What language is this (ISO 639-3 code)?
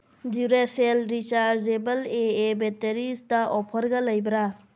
mni